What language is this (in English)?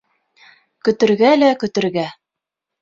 Bashkir